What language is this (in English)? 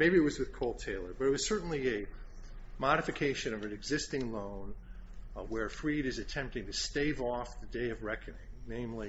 English